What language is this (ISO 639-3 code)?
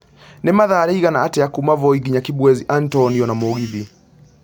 kik